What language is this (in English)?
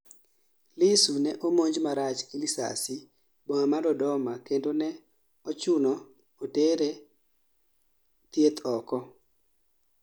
Luo (Kenya and Tanzania)